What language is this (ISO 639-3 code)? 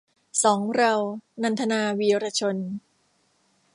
tha